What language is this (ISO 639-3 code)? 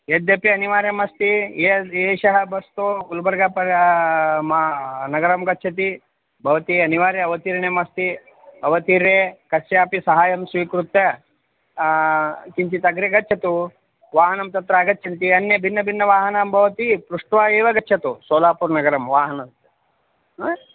san